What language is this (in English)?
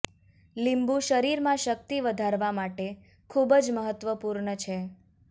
Gujarati